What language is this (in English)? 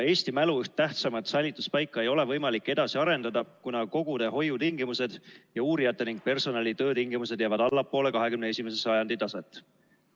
Estonian